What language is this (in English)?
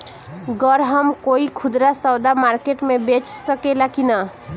Bhojpuri